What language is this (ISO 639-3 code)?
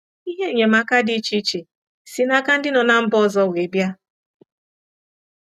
ibo